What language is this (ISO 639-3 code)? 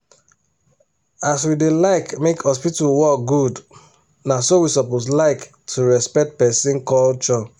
pcm